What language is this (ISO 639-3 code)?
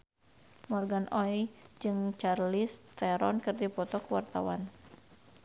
sun